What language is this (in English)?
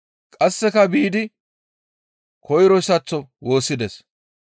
Gamo